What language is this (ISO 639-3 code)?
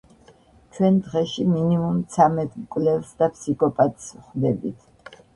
kat